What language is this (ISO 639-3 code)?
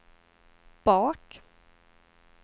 swe